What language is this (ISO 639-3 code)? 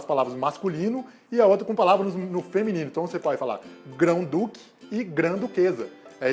por